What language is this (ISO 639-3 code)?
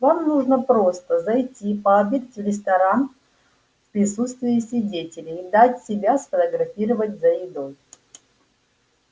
rus